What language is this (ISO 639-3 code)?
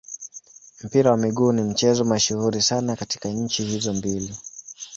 swa